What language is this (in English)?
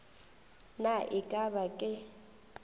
Northern Sotho